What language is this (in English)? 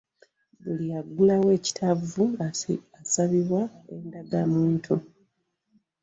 Ganda